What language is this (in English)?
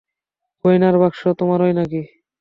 Bangla